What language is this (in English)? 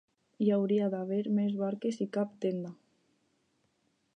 Catalan